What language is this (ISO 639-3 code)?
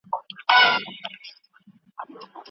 pus